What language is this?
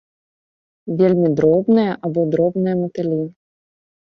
Belarusian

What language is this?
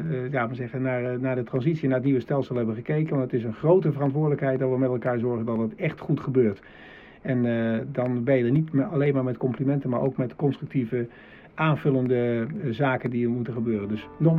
Dutch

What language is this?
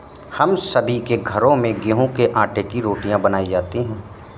Hindi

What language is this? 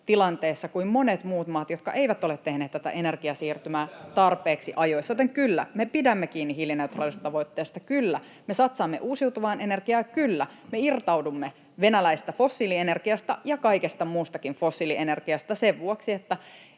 Finnish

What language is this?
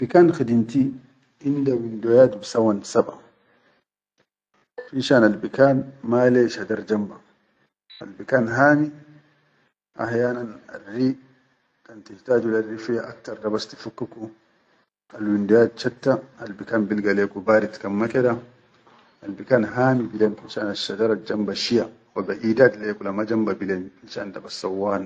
Chadian Arabic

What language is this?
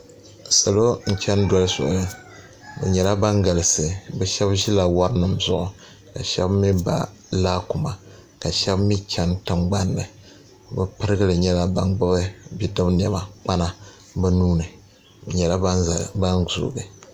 Dagbani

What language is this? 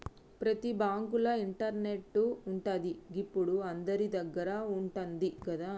Telugu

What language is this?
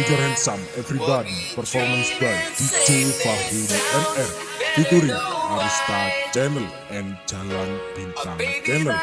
Indonesian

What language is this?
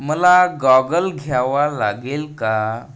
Marathi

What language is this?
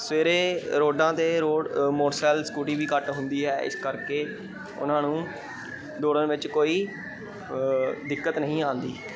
Punjabi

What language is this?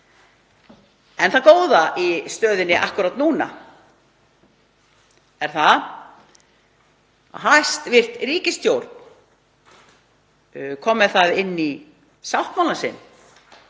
Icelandic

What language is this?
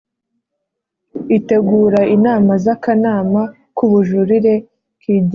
Kinyarwanda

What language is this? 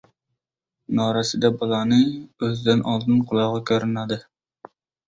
Uzbek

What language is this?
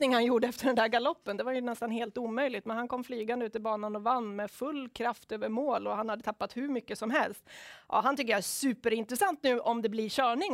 Swedish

